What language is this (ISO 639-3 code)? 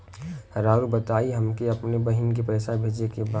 bho